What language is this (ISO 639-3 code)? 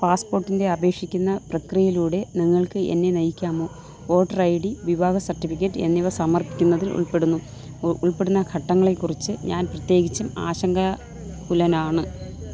mal